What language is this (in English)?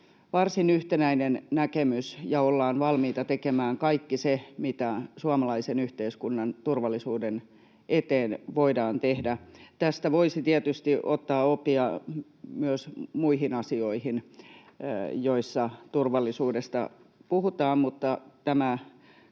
Finnish